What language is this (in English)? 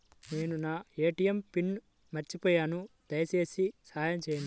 Telugu